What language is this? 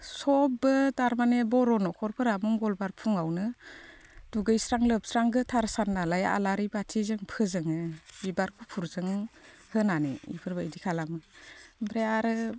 Bodo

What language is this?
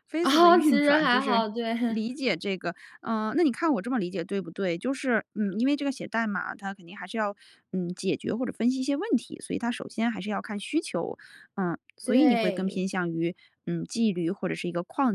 Chinese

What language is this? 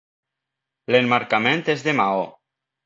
Catalan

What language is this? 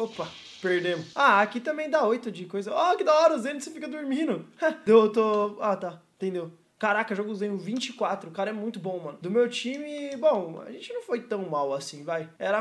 Portuguese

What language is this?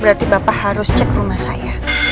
Indonesian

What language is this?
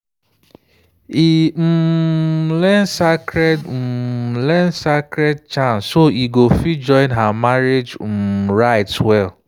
Nigerian Pidgin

